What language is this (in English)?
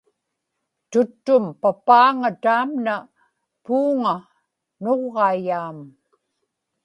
Inupiaq